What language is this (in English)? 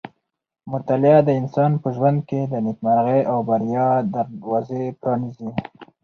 Pashto